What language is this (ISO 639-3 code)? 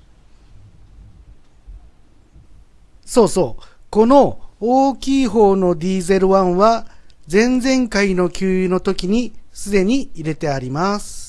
jpn